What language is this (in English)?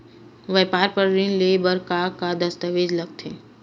Chhattisgarhi